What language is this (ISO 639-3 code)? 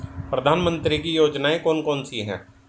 hin